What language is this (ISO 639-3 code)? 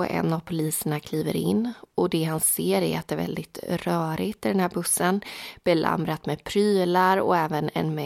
swe